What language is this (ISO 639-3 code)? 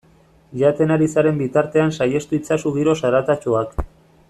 eus